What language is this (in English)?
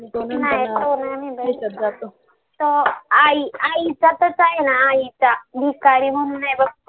Marathi